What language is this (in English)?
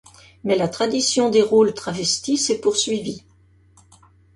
French